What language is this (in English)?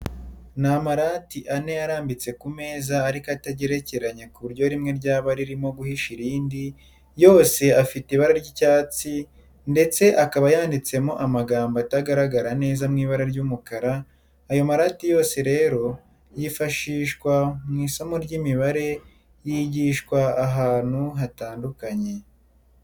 Kinyarwanda